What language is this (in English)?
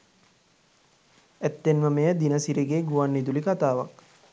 Sinhala